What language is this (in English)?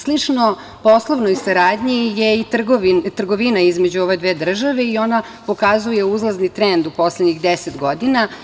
Serbian